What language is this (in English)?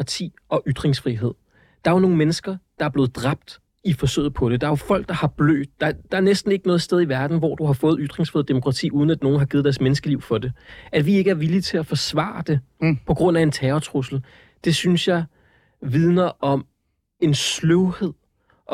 Danish